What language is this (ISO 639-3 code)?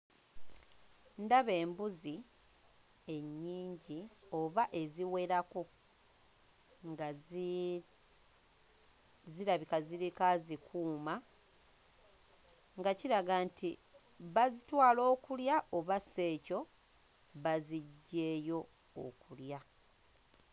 lug